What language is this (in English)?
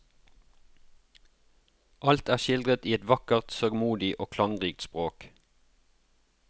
Norwegian